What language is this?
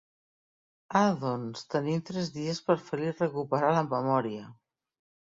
Catalan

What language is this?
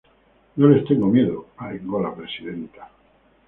Spanish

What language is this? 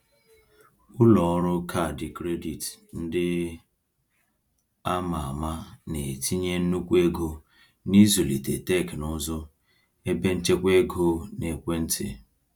Igbo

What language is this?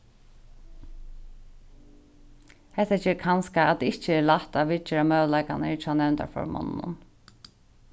Faroese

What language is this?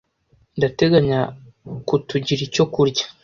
Kinyarwanda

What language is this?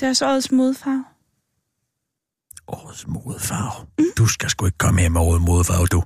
Danish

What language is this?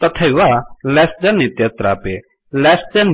Sanskrit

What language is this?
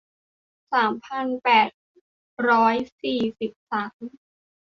Thai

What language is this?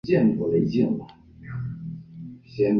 Chinese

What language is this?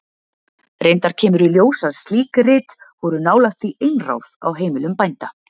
Icelandic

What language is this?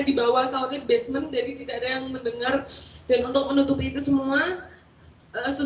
Indonesian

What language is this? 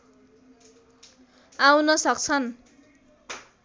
Nepali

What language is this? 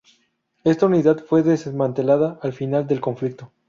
Spanish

